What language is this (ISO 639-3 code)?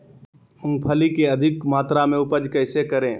mag